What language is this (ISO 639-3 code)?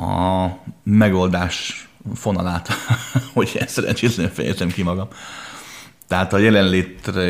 hun